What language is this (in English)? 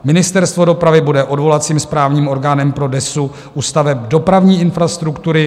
Czech